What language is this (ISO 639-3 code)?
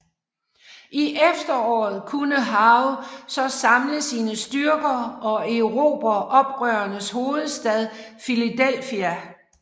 dan